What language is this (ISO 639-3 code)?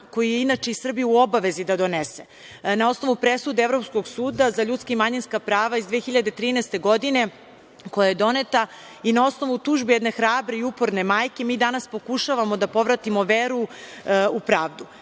srp